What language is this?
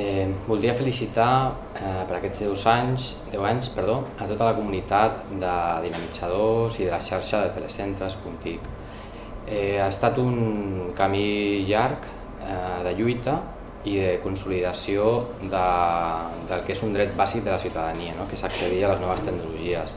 Catalan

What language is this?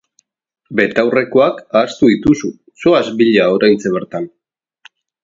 Basque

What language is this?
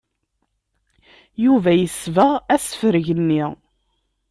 Kabyle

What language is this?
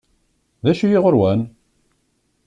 Kabyle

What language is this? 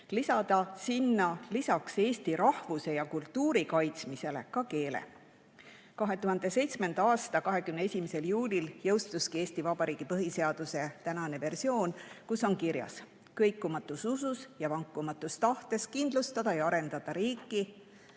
Estonian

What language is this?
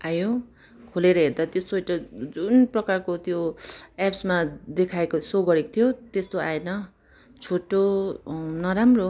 Nepali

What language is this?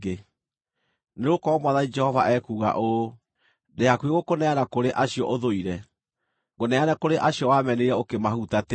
Kikuyu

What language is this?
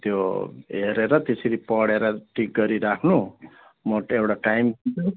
Nepali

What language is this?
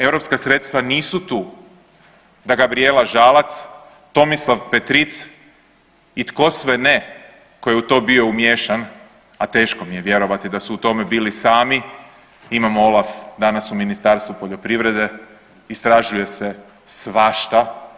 Croatian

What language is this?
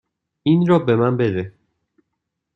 Persian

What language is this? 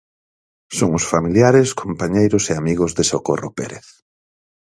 Galician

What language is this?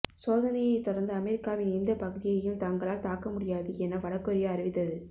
Tamil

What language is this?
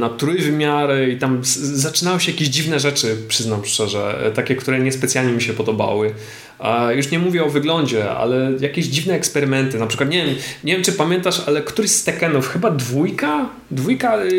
Polish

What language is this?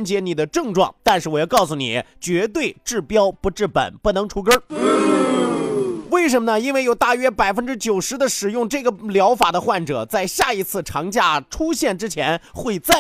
Chinese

